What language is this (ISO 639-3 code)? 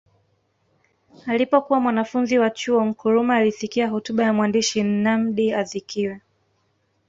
swa